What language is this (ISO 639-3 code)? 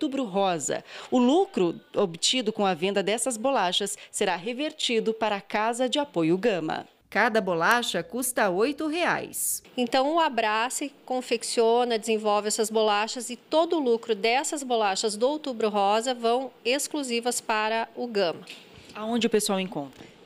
por